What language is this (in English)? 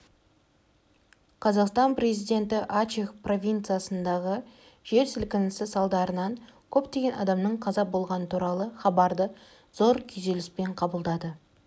Kazakh